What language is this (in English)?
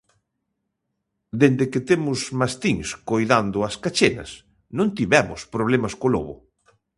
Galician